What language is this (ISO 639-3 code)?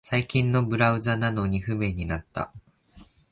jpn